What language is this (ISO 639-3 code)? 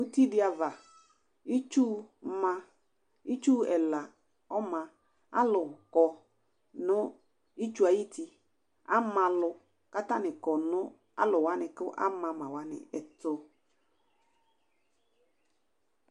kpo